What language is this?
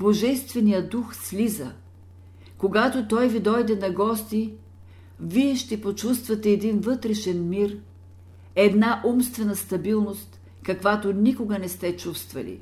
Bulgarian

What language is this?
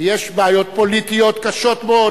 Hebrew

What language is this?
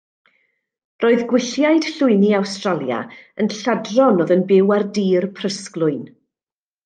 Welsh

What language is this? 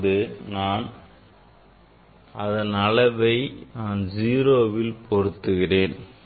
Tamil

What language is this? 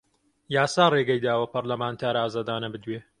Central Kurdish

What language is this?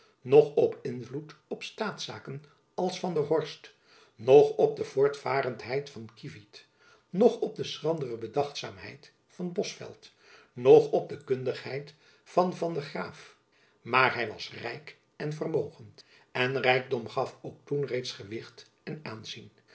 Dutch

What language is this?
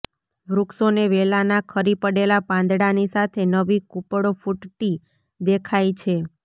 Gujarati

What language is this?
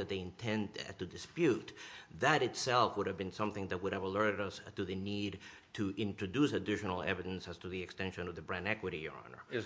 English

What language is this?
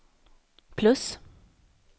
Swedish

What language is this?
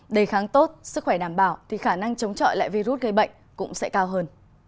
Vietnamese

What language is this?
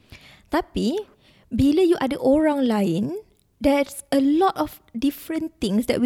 Malay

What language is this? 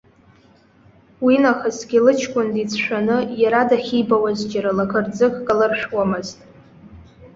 Abkhazian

